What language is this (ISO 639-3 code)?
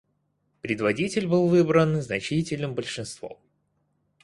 rus